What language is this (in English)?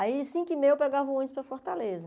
Portuguese